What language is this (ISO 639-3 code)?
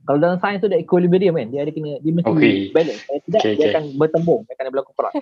msa